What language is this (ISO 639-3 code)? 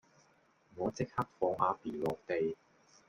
yue